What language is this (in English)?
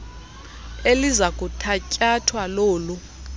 Xhosa